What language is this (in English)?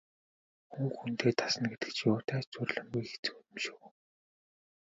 Mongolian